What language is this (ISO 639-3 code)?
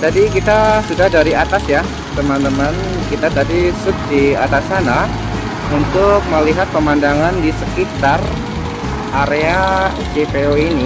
ind